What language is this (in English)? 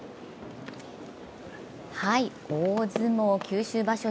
Japanese